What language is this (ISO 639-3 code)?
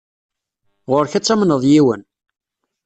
kab